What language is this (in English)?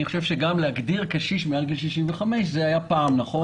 Hebrew